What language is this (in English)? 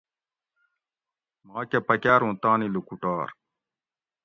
Gawri